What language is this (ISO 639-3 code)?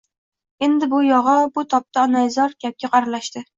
uzb